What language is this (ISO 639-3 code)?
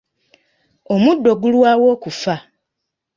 lug